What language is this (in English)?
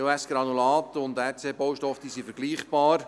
Swiss German